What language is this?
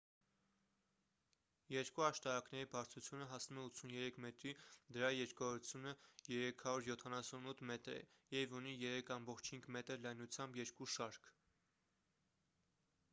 Armenian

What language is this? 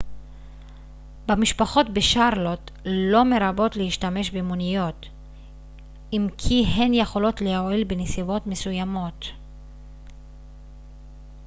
Hebrew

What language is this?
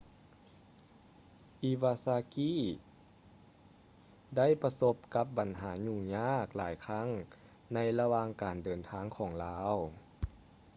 Lao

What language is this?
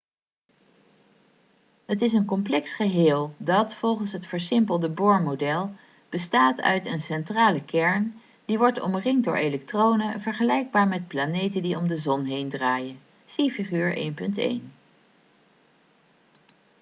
Dutch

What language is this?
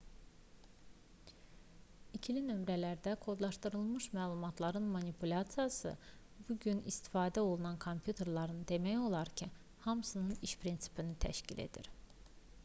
Azerbaijani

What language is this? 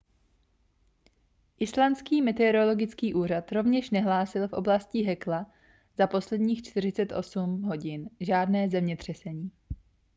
Czech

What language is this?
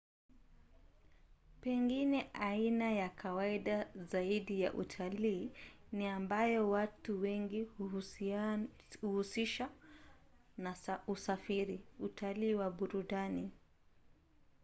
Swahili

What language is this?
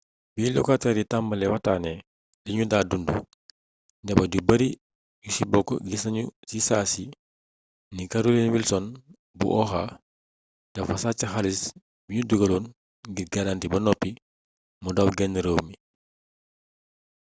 Wolof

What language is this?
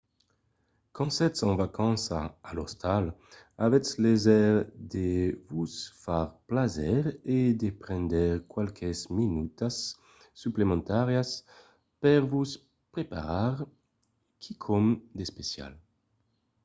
Occitan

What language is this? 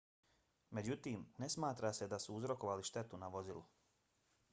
Bosnian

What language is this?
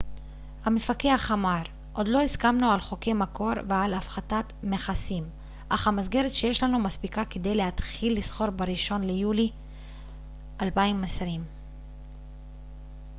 Hebrew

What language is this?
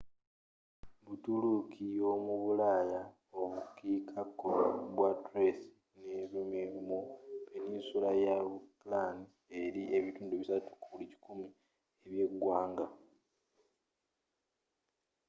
Ganda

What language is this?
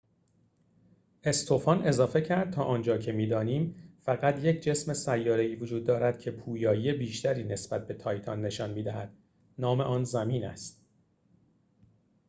Persian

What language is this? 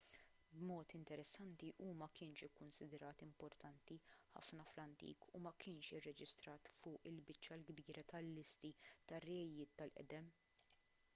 Maltese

